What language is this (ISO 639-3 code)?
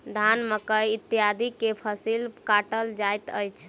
mai